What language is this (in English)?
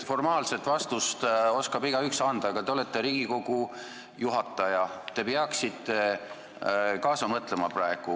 Estonian